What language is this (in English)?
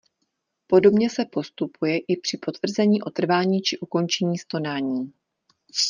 Czech